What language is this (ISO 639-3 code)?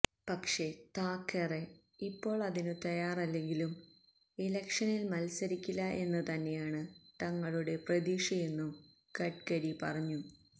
mal